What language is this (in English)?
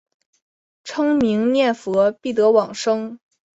Chinese